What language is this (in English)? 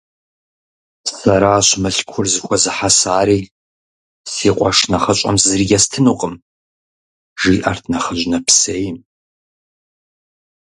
Kabardian